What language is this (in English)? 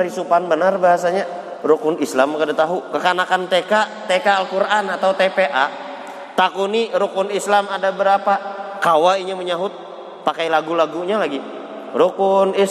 Indonesian